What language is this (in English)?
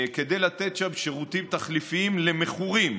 Hebrew